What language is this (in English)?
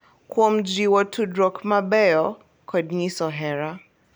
Luo (Kenya and Tanzania)